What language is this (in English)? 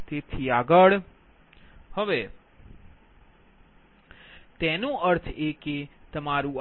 Gujarati